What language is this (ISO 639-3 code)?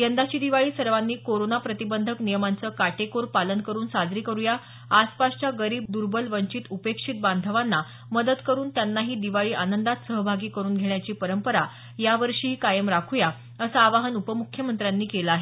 mar